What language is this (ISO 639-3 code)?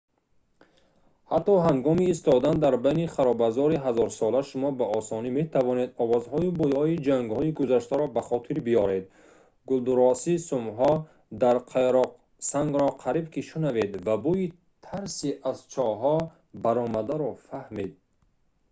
tgk